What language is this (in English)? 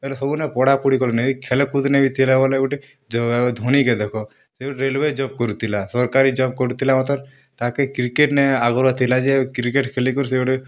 Odia